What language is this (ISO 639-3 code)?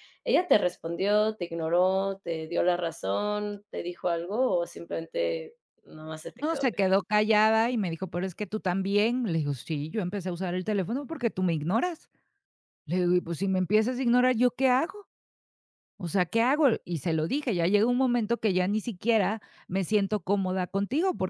spa